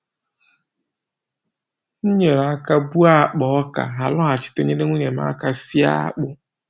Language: Igbo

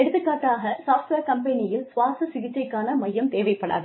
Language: Tamil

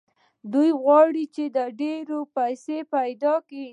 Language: Pashto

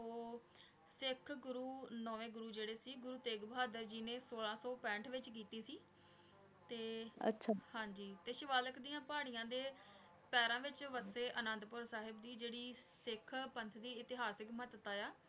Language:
Punjabi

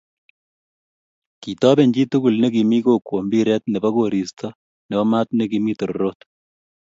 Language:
Kalenjin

